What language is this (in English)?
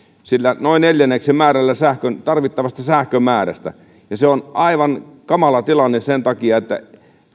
Finnish